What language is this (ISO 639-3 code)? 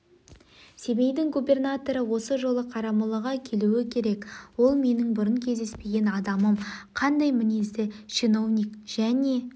kaz